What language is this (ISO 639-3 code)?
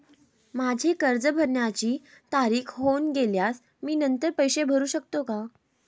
mar